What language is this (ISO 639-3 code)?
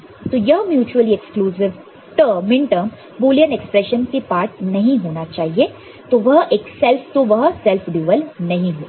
hin